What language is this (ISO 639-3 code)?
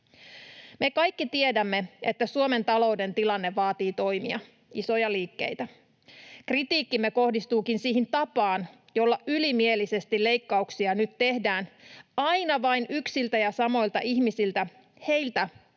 fin